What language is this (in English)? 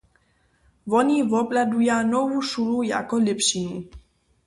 Upper Sorbian